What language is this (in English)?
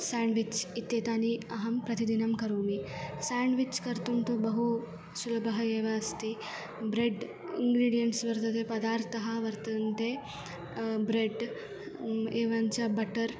Sanskrit